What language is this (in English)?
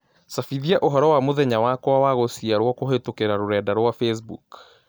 Kikuyu